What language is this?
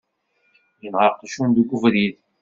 Kabyle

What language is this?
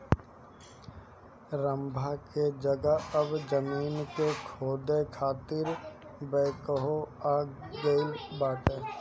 Bhojpuri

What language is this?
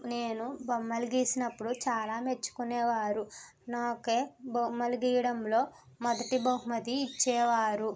Telugu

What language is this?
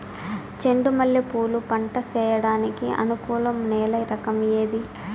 Telugu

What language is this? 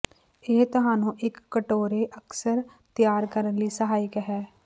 Punjabi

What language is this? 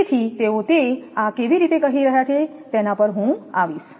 Gujarati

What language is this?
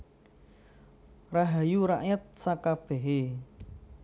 Javanese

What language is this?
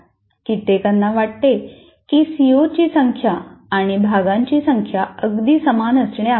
Marathi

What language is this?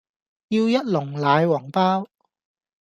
Cantonese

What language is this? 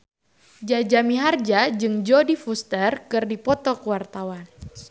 Sundanese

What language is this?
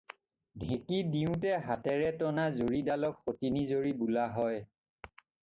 Assamese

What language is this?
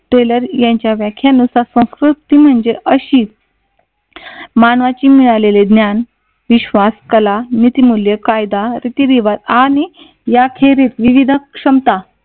Marathi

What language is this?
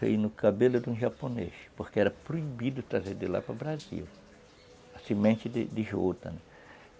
Portuguese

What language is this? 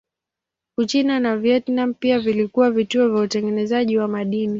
Swahili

